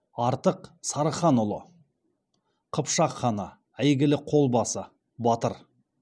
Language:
Kazakh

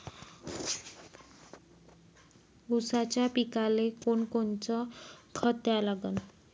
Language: Marathi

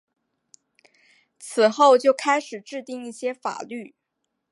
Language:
Chinese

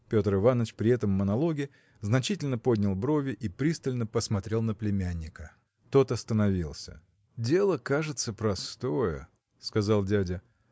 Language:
Russian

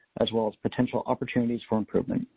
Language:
English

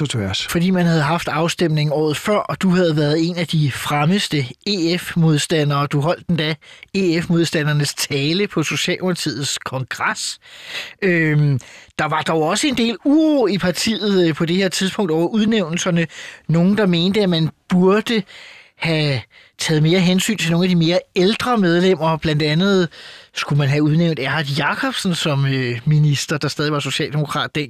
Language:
Danish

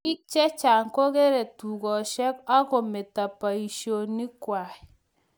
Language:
Kalenjin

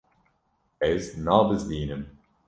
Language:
Kurdish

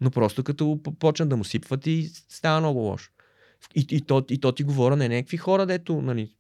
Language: Bulgarian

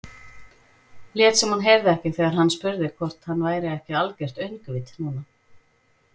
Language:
Icelandic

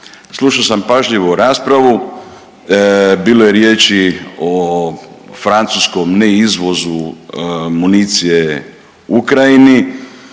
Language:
Croatian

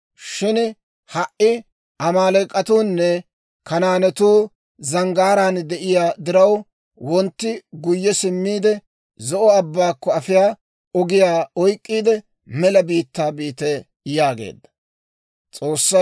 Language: Dawro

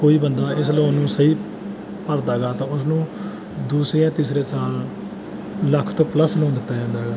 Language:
Punjabi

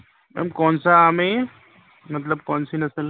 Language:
Urdu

